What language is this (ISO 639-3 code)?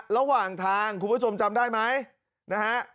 tha